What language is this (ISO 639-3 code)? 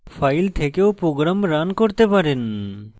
ben